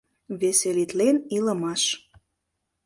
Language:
Mari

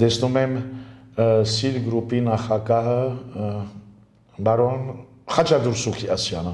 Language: Romanian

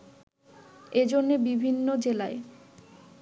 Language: Bangla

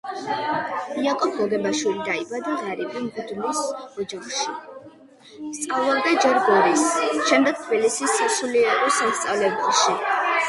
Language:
Georgian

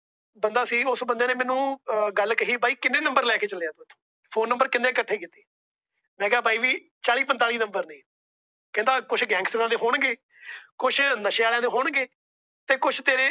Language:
Punjabi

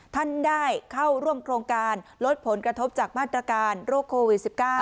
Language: Thai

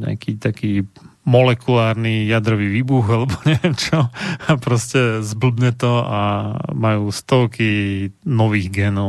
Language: Slovak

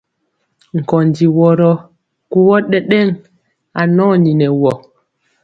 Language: Mpiemo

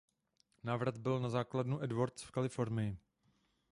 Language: Czech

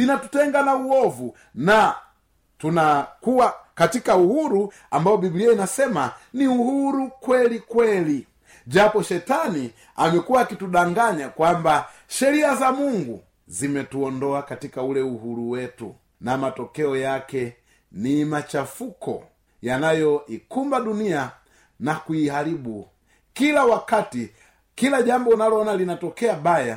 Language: Swahili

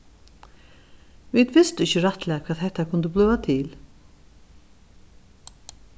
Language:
Faroese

